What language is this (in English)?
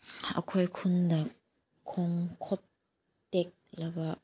Manipuri